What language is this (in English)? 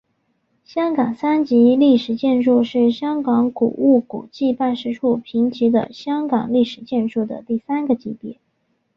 Chinese